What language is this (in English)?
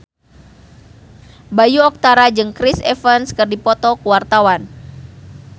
Sundanese